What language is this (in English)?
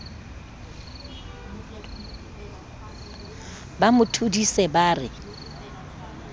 Southern Sotho